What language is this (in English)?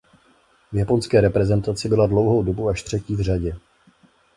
Czech